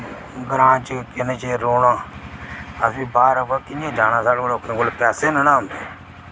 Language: Dogri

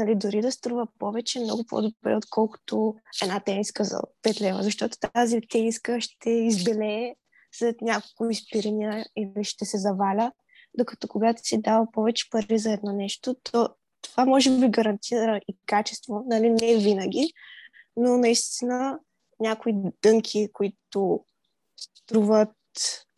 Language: Bulgarian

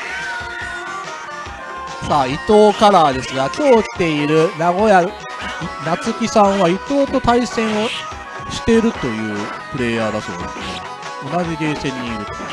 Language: Japanese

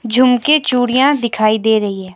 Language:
Hindi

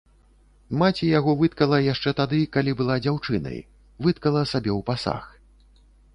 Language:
Belarusian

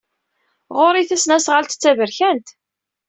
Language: Kabyle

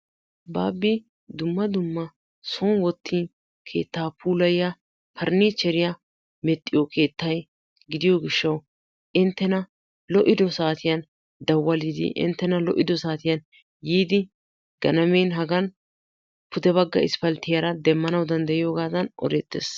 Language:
Wolaytta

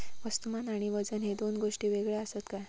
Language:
Marathi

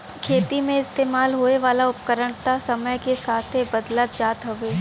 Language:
Bhojpuri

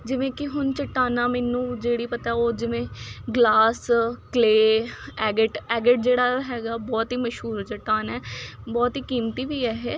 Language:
Punjabi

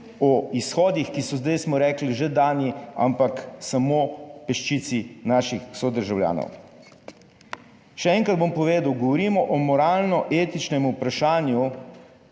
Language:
Slovenian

